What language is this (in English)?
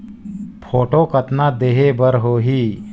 Chhattisgarhi